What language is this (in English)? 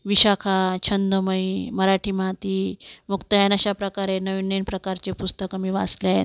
Marathi